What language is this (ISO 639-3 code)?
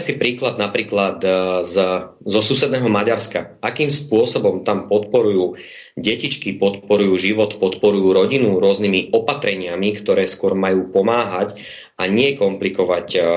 slk